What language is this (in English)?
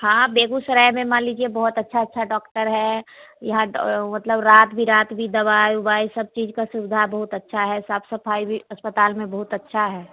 Hindi